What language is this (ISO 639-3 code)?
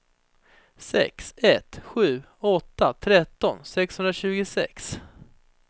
swe